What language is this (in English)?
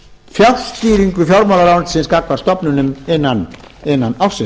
Icelandic